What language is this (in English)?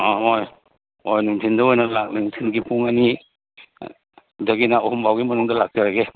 Manipuri